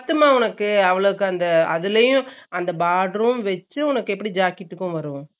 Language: Tamil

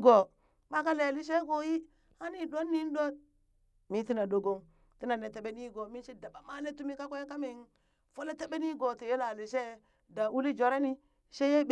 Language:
Burak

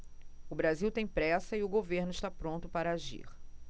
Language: Portuguese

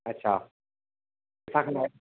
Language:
Sindhi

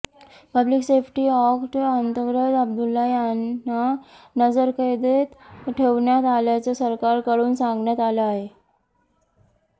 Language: Marathi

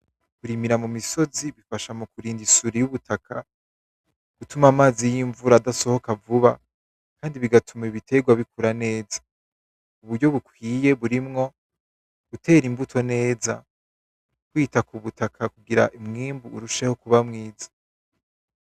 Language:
Rundi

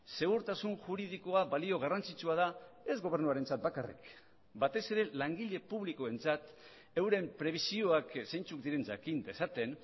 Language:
Basque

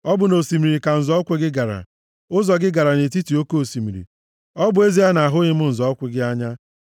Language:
Igbo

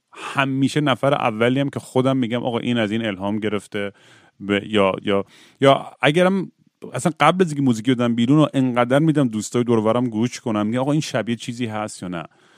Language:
Persian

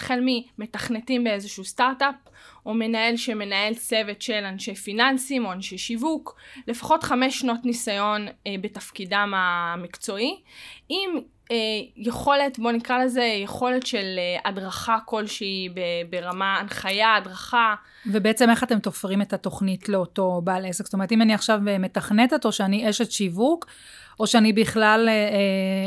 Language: Hebrew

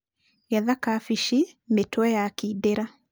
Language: Kikuyu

